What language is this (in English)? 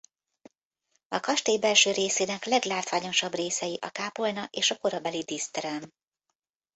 Hungarian